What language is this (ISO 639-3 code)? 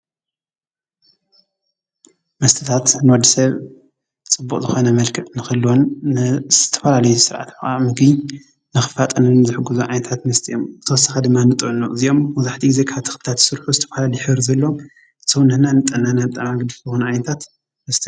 tir